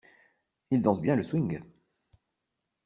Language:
French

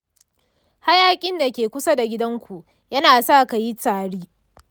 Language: Hausa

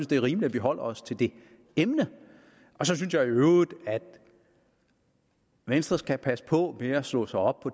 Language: Danish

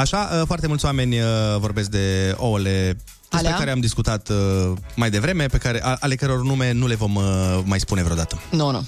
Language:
Romanian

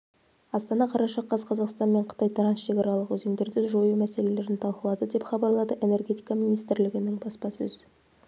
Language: Kazakh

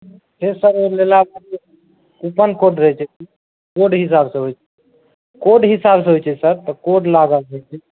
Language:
Maithili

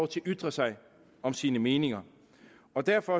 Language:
Danish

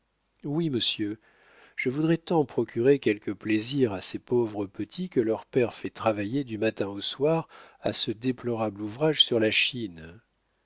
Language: French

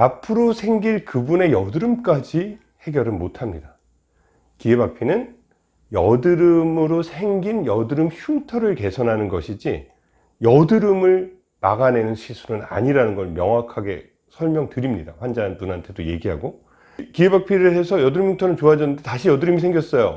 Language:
Korean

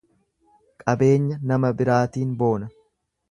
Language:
Oromo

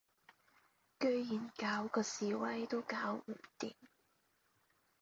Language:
Cantonese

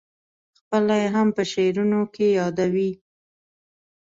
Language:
Pashto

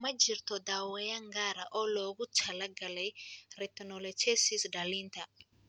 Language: Somali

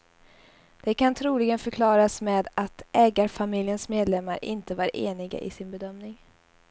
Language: Swedish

